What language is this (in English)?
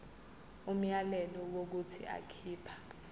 Zulu